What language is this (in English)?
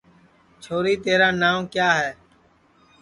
Sansi